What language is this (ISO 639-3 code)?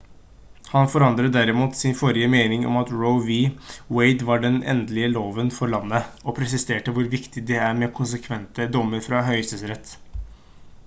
nob